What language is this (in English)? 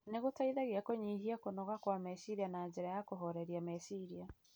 Kikuyu